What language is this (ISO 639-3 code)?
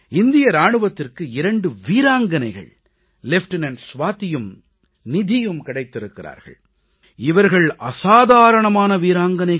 tam